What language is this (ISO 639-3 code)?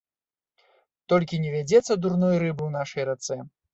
bel